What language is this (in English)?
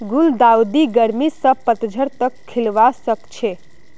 Magahi